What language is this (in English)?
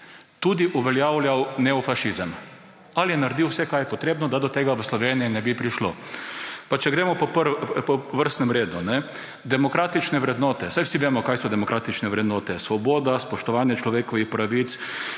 Slovenian